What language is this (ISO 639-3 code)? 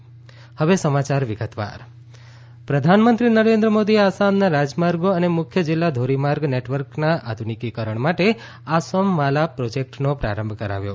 guj